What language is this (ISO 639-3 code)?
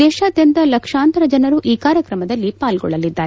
kan